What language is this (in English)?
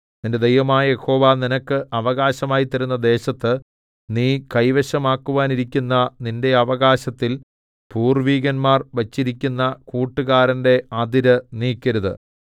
Malayalam